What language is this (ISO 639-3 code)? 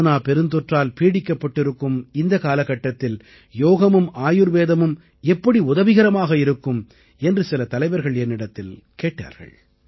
tam